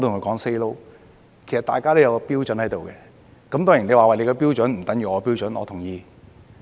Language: Cantonese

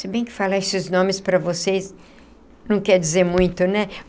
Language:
Portuguese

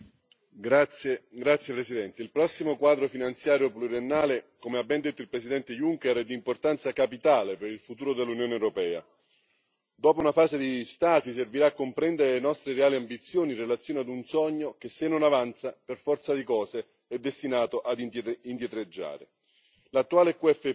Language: Italian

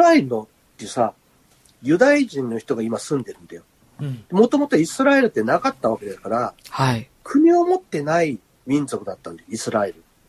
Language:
Japanese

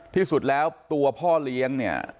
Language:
Thai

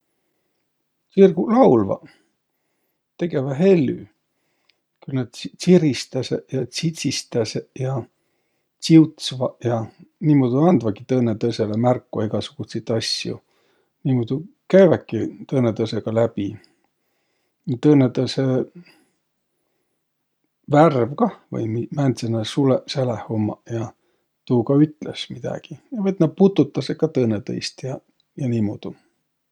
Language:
Võro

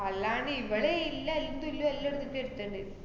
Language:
Malayalam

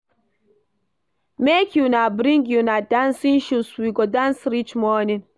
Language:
Nigerian Pidgin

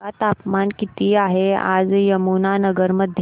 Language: Marathi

